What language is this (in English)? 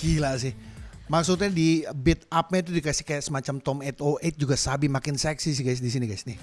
Indonesian